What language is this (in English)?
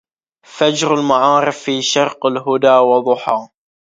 Arabic